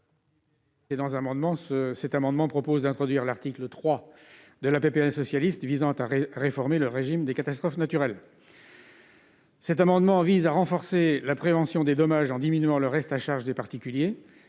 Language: French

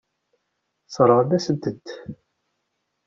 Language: Kabyle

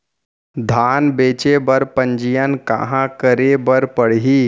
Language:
Chhattisgarhi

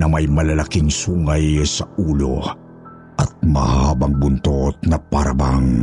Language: Filipino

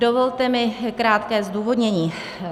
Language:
Czech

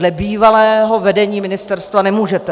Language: Czech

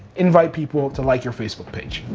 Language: English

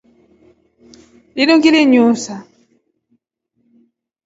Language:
Rombo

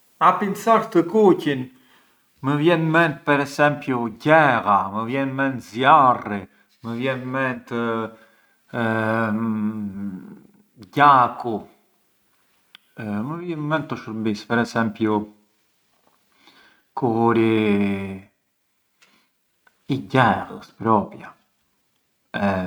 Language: Arbëreshë Albanian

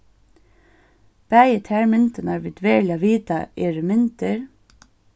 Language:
Faroese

